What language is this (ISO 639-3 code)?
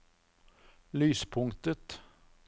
nor